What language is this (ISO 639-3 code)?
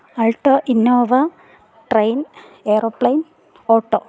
mal